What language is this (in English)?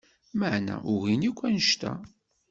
Kabyle